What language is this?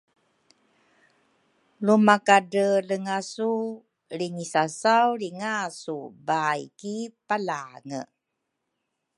Rukai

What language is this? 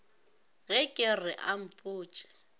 Northern Sotho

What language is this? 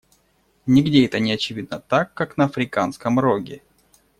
Russian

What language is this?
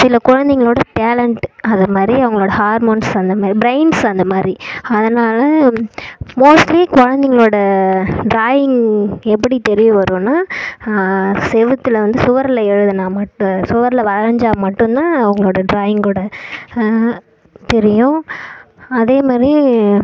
Tamil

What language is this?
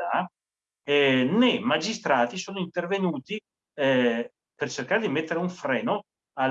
Italian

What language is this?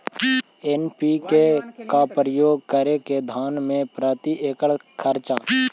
Magahi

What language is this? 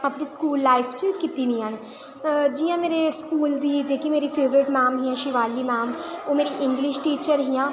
Dogri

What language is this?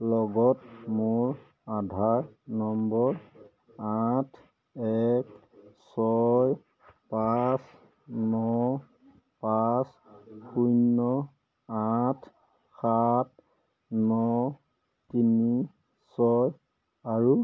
Assamese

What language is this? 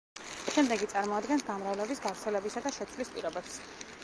Georgian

